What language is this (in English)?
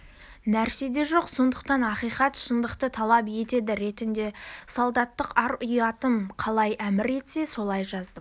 Kazakh